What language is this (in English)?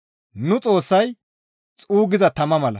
Gamo